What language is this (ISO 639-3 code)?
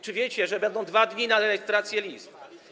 pol